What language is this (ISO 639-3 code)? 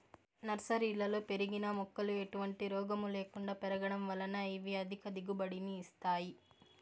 tel